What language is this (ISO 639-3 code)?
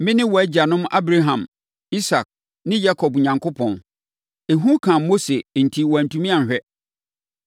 aka